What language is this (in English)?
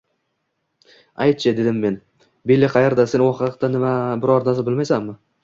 Uzbek